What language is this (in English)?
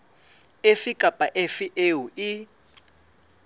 Southern Sotho